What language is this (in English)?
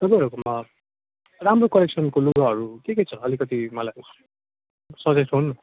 Nepali